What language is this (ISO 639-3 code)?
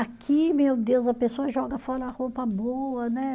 por